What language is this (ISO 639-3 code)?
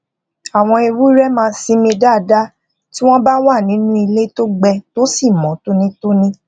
yor